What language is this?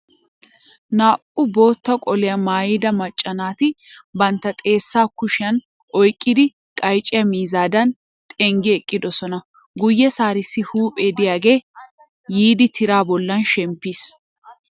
Wolaytta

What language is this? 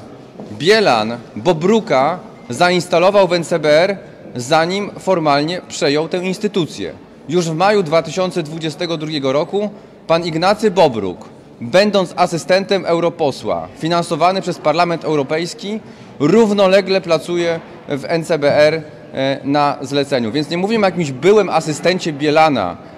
Polish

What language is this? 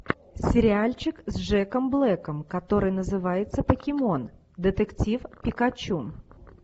Russian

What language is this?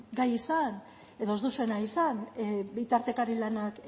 Basque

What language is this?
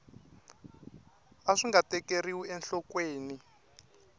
Tsonga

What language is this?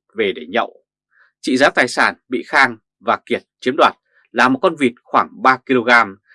Vietnamese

